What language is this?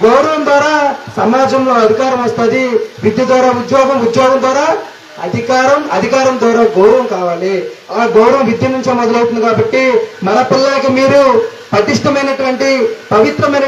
Arabic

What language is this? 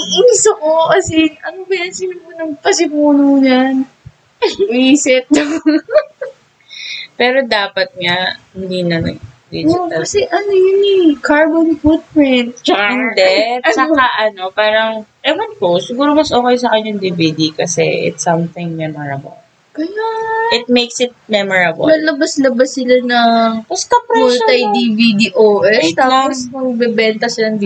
Filipino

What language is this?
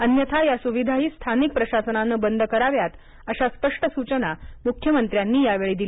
Marathi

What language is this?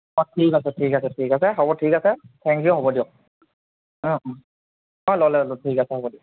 Assamese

